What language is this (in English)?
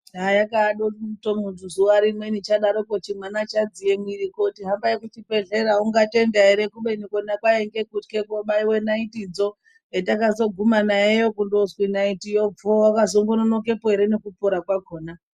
Ndau